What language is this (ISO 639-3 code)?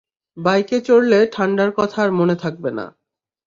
ben